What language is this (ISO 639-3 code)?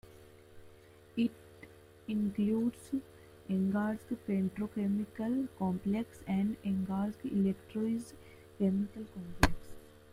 eng